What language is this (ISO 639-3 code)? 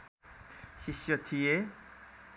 nep